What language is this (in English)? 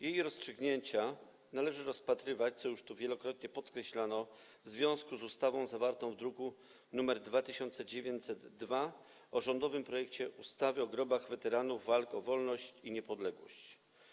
Polish